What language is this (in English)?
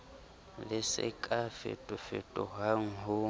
Southern Sotho